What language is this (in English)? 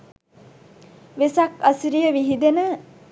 Sinhala